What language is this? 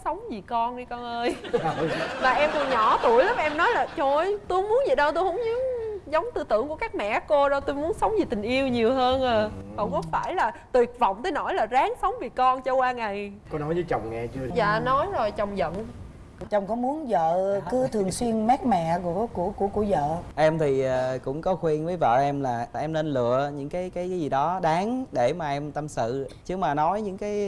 Vietnamese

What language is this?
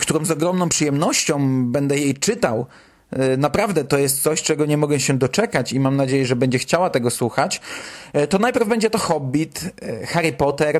Polish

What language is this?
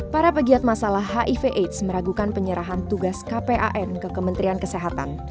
Indonesian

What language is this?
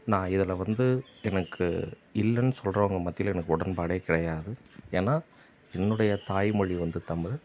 Tamil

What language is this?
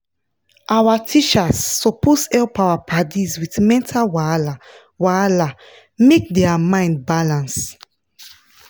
Nigerian Pidgin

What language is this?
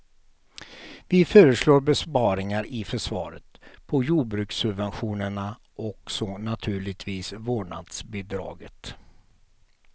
Swedish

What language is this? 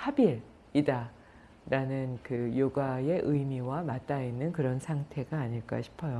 Korean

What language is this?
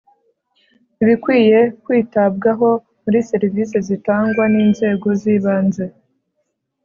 Kinyarwanda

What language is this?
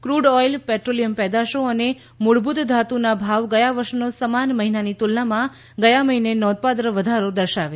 Gujarati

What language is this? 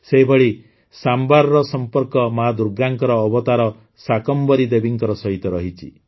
Odia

